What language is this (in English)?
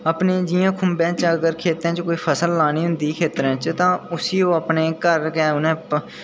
Dogri